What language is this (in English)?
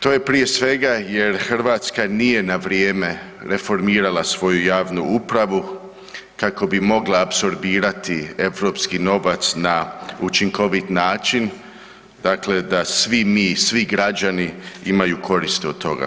Croatian